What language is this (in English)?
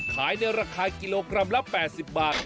Thai